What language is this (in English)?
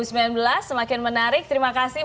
Indonesian